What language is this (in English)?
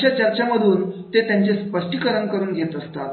Marathi